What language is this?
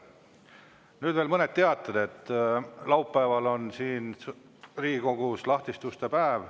Estonian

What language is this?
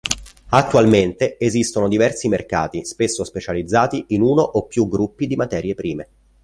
Italian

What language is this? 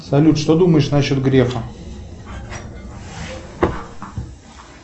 Russian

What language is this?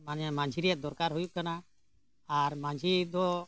Santali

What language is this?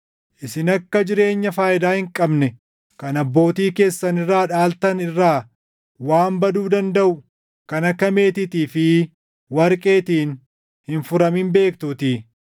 Oromo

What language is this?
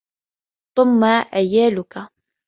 Arabic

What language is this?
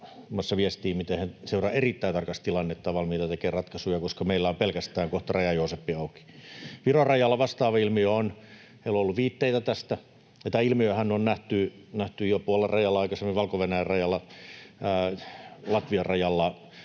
Finnish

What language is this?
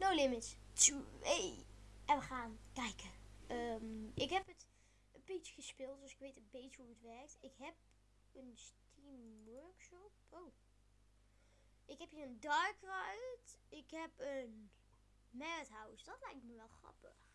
Dutch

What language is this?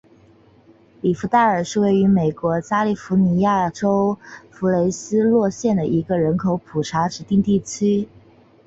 Chinese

